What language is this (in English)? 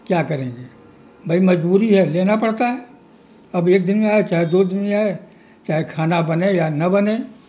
Urdu